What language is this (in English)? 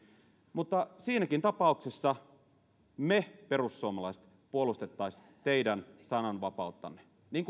Finnish